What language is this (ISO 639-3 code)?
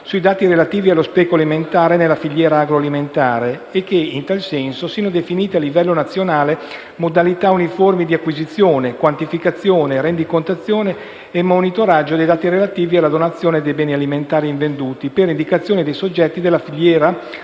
ita